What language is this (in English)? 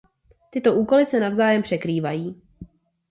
Czech